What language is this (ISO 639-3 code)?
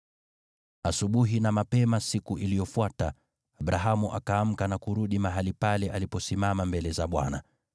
swa